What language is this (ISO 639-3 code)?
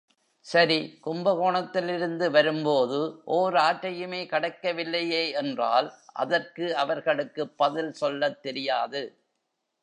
tam